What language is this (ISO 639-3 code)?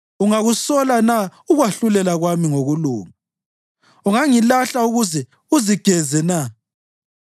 nde